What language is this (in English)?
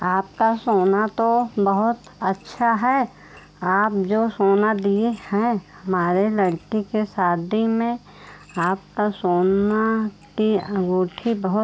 Hindi